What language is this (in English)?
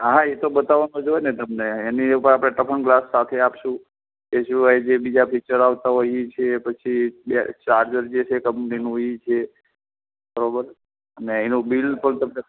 Gujarati